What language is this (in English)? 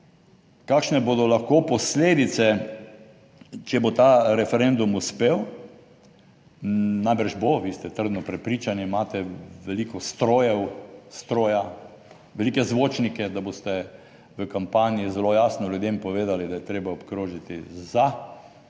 Slovenian